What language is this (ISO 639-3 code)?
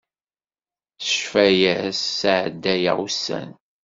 kab